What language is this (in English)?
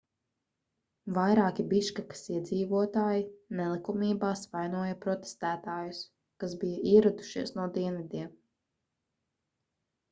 Latvian